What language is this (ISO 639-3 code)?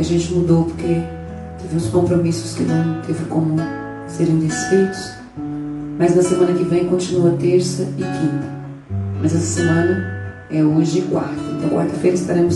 por